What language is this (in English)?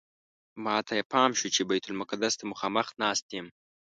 Pashto